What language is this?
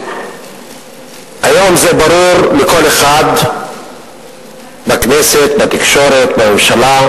Hebrew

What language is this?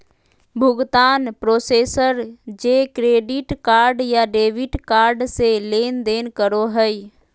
Magahi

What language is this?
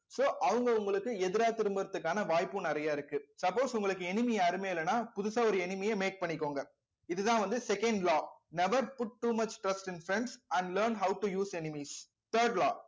Tamil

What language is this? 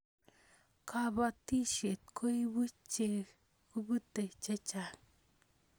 Kalenjin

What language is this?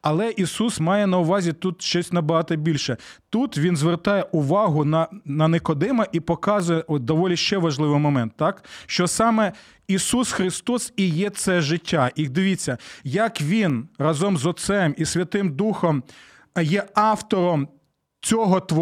Ukrainian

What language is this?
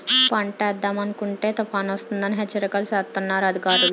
Telugu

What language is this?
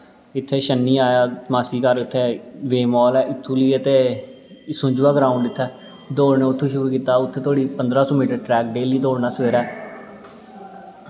Dogri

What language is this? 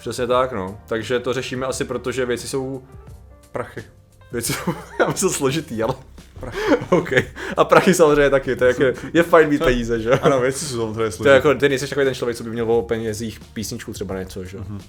Czech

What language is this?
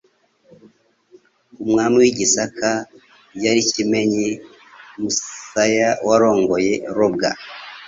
Kinyarwanda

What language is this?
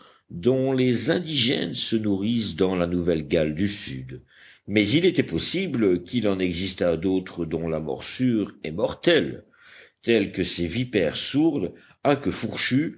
French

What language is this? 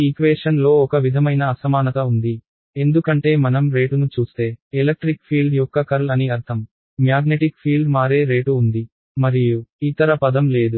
Telugu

